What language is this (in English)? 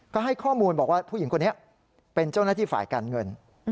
Thai